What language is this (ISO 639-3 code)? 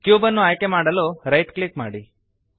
kan